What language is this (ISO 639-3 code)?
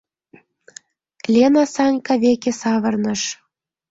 chm